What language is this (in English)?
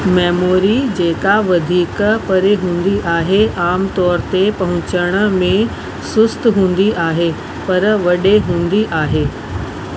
Sindhi